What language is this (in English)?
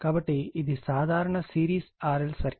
Telugu